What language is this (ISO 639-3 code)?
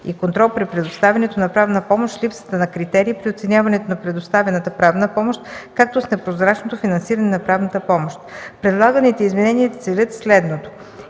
bul